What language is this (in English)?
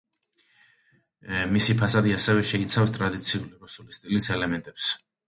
Georgian